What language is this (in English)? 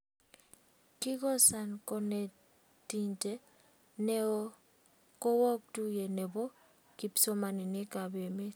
Kalenjin